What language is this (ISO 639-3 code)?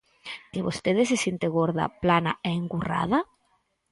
glg